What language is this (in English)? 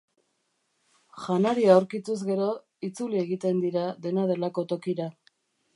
Basque